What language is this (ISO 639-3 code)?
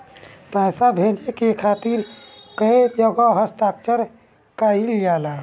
bho